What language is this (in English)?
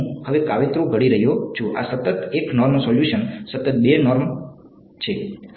Gujarati